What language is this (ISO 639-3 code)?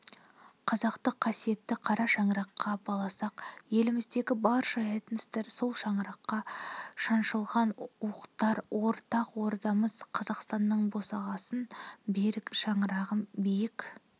kaz